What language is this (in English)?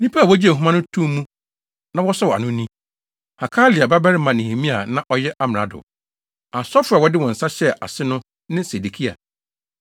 Akan